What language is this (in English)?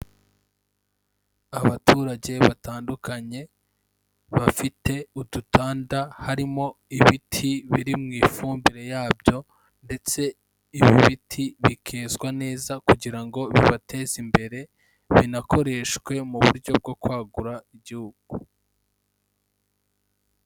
Kinyarwanda